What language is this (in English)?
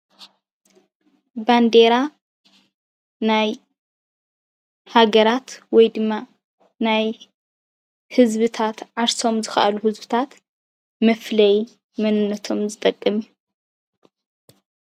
Tigrinya